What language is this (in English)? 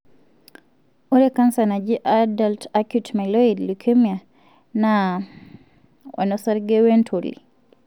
Masai